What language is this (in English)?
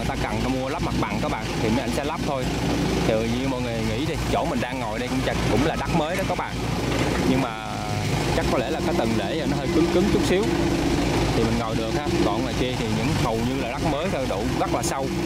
Vietnamese